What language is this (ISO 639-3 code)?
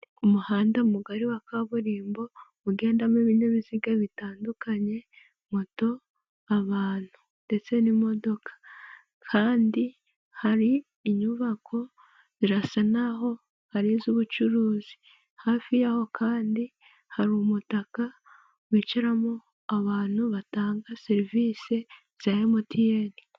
kin